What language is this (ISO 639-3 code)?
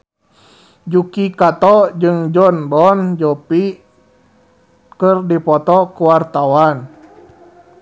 sun